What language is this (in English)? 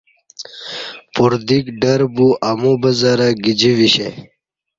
Kati